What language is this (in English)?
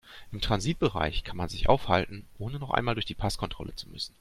German